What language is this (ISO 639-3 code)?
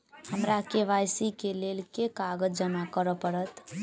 mai